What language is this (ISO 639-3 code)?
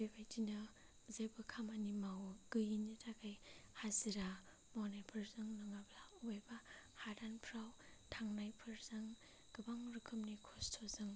brx